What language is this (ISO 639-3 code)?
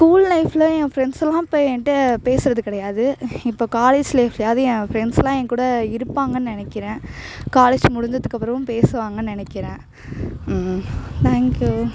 tam